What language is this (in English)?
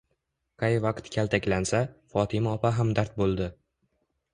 Uzbek